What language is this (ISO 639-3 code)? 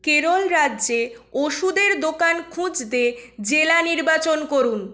ben